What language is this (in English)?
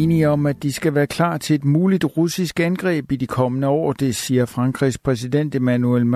Danish